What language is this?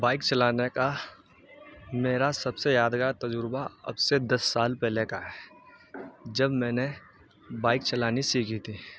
Urdu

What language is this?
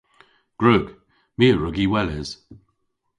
Cornish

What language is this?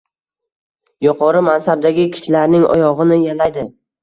Uzbek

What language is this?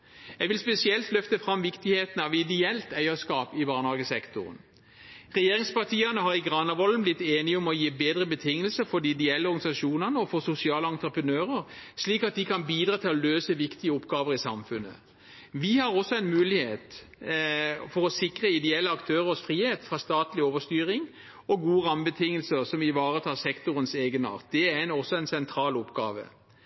Norwegian Bokmål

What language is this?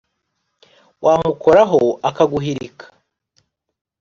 Kinyarwanda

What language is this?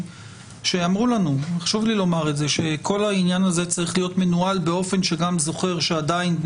Hebrew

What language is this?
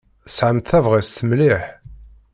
Kabyle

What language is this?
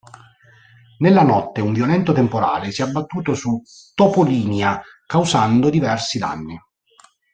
Italian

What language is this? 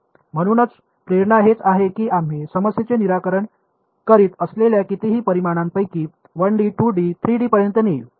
Marathi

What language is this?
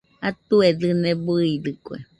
Nüpode Huitoto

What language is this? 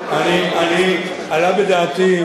Hebrew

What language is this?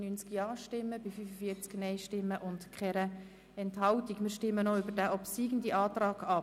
Swiss German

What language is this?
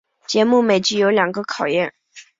Chinese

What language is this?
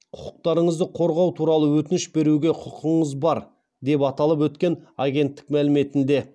Kazakh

